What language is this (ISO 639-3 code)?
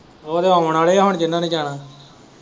pan